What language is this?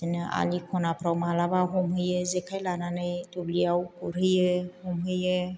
Bodo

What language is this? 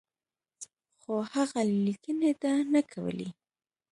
Pashto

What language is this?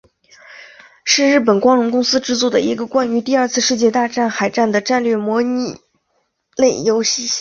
Chinese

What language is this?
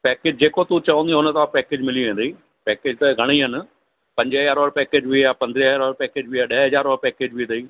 Sindhi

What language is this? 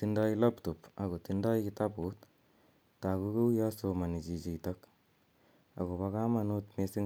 Kalenjin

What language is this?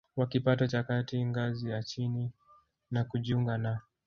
Swahili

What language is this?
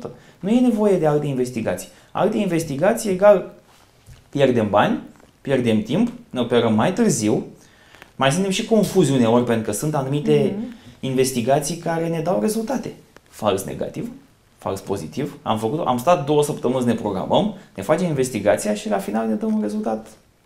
Romanian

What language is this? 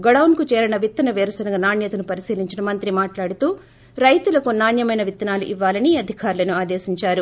Telugu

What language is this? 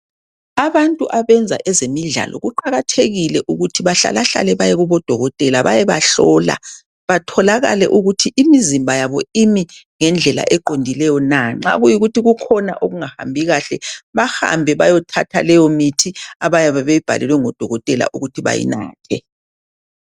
North Ndebele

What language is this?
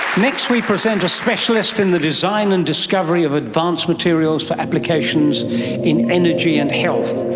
English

